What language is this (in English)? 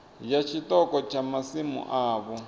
Venda